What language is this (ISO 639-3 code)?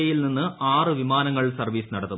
mal